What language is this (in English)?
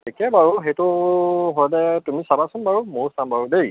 Assamese